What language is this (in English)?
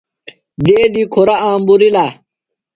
Phalura